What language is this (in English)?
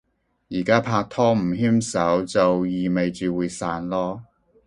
Cantonese